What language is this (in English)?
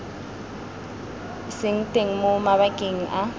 Tswana